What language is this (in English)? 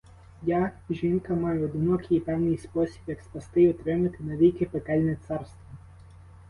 Ukrainian